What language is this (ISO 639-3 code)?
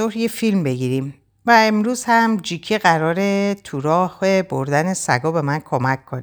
fas